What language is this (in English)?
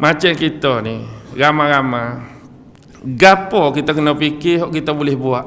Malay